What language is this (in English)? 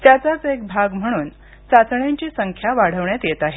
Marathi